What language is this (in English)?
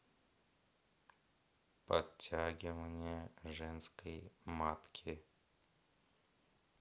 Russian